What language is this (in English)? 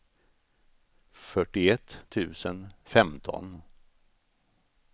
Swedish